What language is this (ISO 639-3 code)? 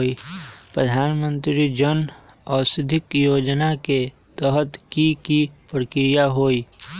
mag